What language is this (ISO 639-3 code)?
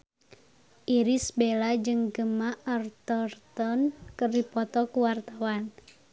sun